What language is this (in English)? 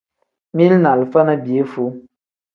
Tem